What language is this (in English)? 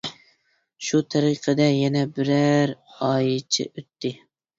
Uyghur